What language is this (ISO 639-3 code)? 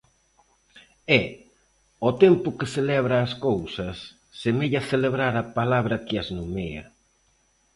glg